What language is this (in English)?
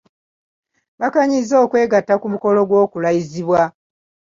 Ganda